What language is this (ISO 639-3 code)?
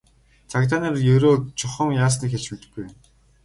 mon